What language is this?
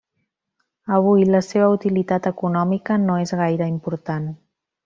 Catalan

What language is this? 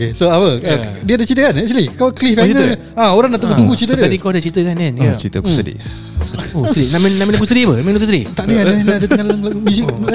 Malay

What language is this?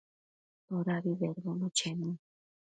Matsés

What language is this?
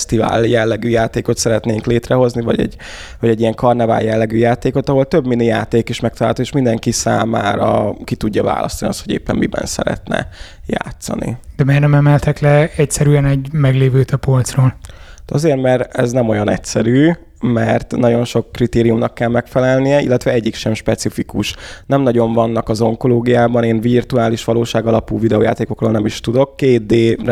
Hungarian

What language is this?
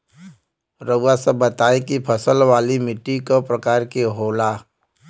Bhojpuri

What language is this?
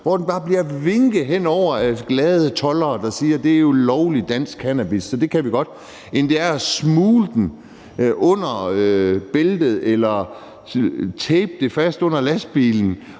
Danish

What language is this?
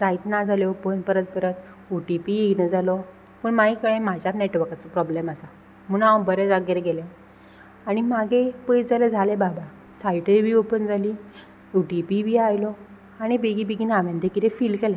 Konkani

